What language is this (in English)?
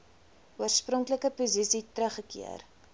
Afrikaans